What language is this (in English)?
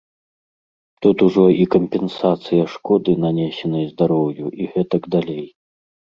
Belarusian